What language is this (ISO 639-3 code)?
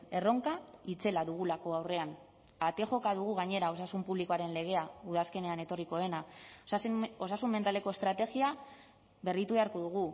eus